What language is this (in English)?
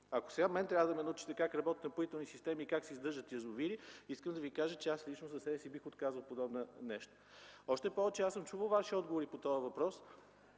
Bulgarian